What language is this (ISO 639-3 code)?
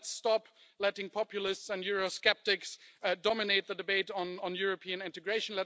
eng